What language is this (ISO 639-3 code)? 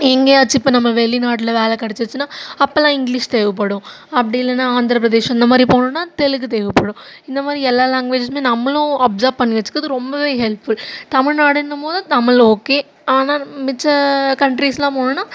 tam